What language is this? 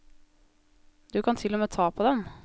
Norwegian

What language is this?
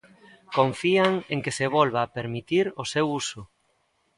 Galician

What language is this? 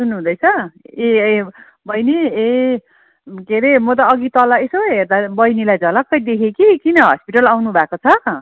Nepali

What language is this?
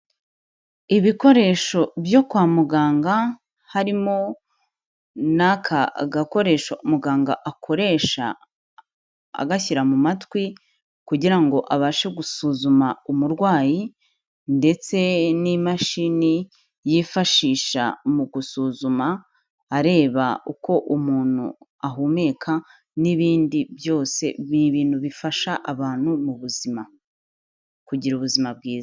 Kinyarwanda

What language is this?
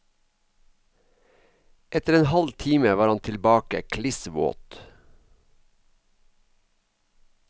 Norwegian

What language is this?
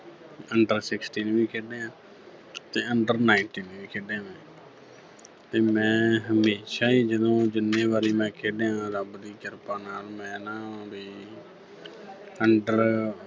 Punjabi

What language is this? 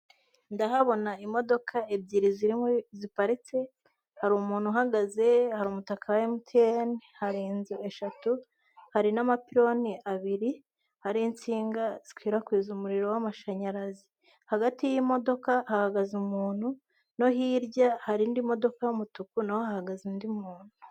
Kinyarwanda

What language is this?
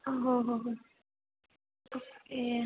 Marathi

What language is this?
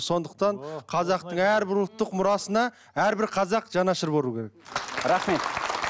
Kazakh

